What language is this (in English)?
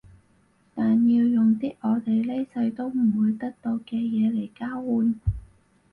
Cantonese